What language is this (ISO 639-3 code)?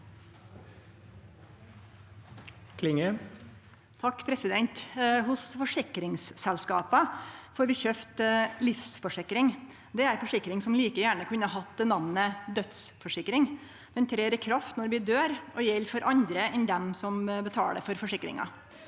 nor